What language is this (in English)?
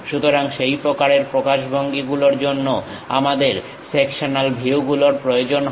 Bangla